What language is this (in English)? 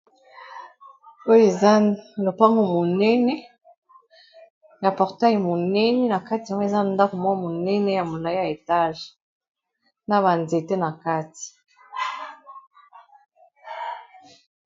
Lingala